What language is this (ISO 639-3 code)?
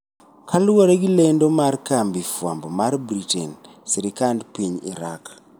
luo